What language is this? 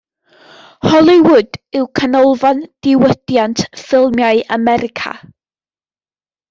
Welsh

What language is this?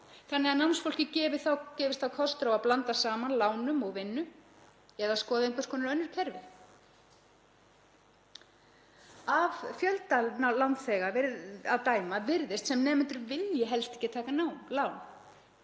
Icelandic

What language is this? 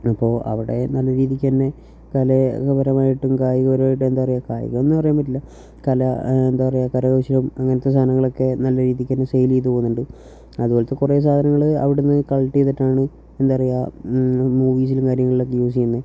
Malayalam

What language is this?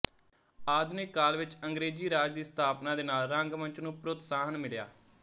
Punjabi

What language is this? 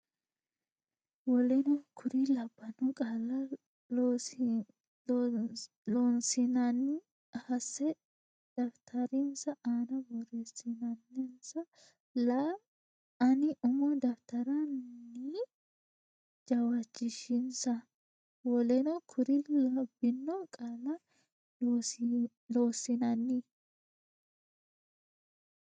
Sidamo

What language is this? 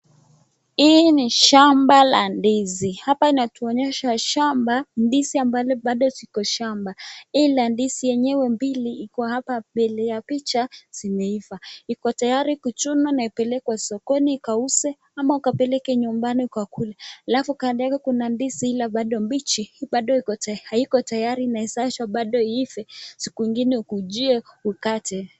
Swahili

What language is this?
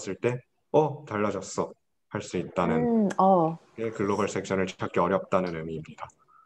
Korean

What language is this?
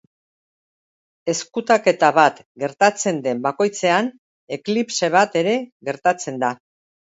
Basque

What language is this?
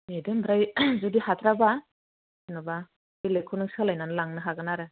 Bodo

